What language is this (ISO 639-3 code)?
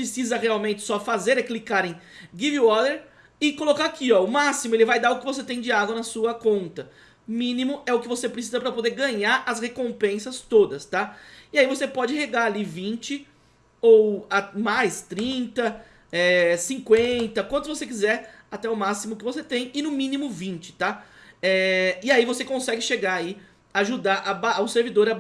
por